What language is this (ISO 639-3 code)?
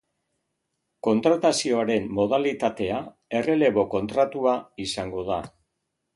eus